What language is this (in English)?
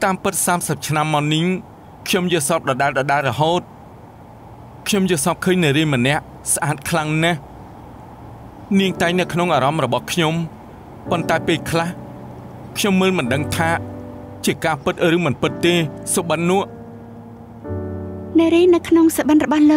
Thai